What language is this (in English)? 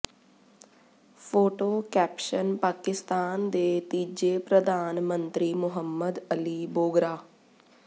Punjabi